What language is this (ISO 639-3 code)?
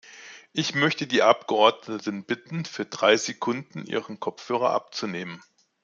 deu